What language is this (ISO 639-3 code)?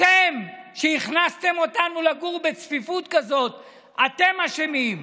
heb